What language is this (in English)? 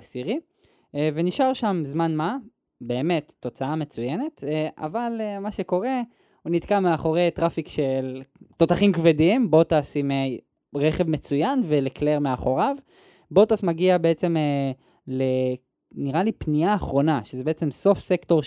Hebrew